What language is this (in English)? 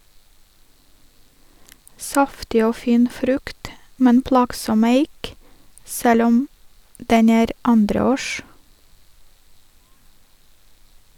Norwegian